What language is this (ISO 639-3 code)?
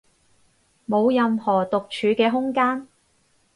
yue